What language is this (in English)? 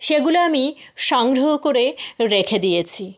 Bangla